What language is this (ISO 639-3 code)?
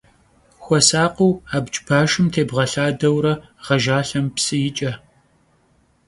kbd